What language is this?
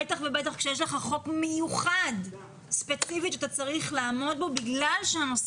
Hebrew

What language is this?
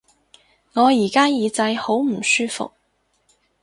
Cantonese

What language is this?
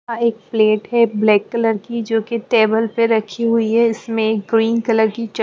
Hindi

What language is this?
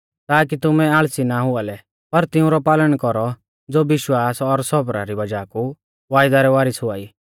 Mahasu Pahari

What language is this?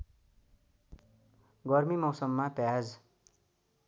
Nepali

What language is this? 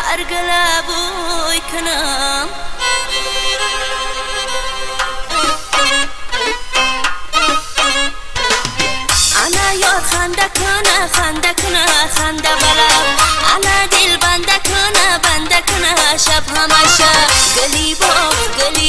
Persian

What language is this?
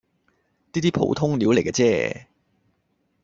Cantonese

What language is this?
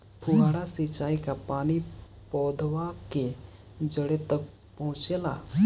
Bhojpuri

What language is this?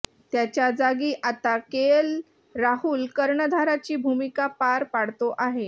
Marathi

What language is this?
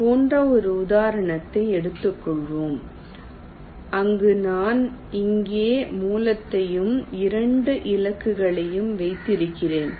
Tamil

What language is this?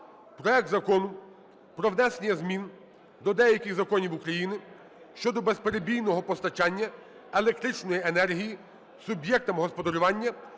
Ukrainian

